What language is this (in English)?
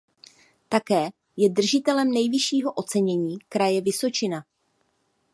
Czech